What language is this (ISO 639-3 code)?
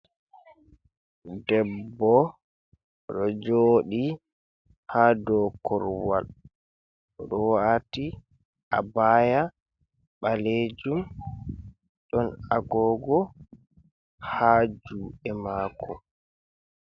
ful